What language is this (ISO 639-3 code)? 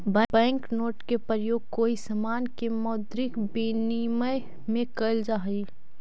mag